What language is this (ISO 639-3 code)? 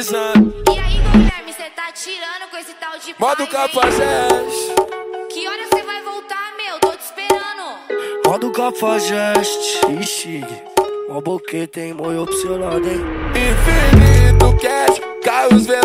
por